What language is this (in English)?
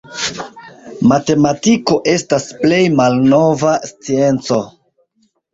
Esperanto